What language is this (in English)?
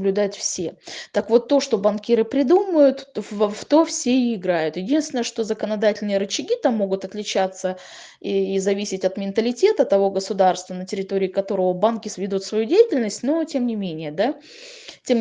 Russian